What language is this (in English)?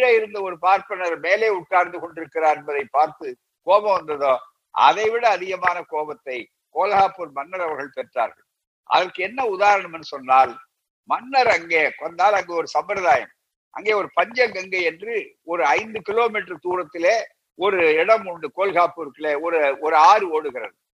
Tamil